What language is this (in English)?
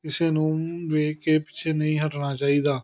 Punjabi